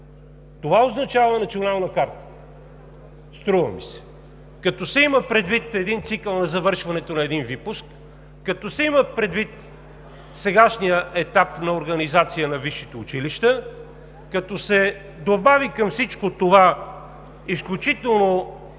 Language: Bulgarian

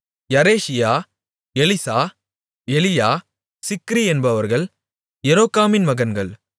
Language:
Tamil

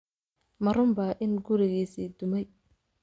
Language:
Somali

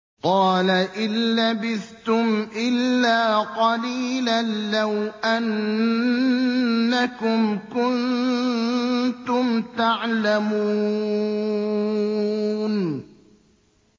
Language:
Arabic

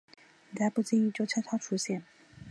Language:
Chinese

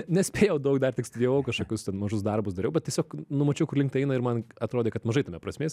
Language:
Lithuanian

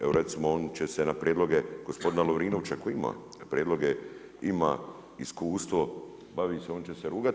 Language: Croatian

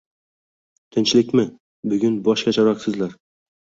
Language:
Uzbek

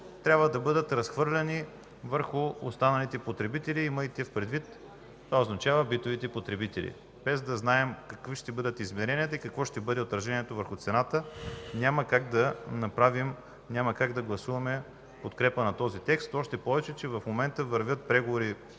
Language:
Bulgarian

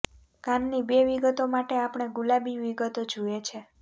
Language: Gujarati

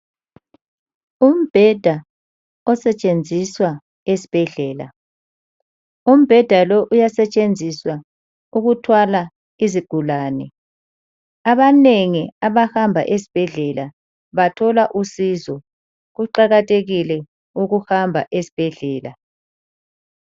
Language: North Ndebele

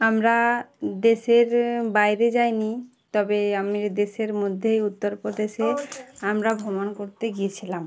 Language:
Bangla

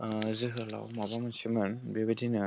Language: Bodo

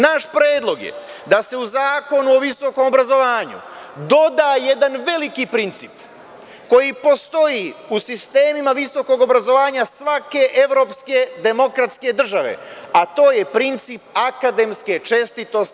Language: Serbian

